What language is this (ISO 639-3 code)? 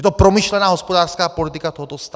ces